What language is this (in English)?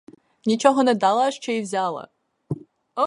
Ukrainian